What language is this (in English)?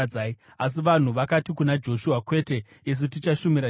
Shona